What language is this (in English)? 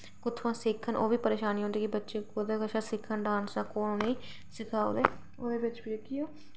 Dogri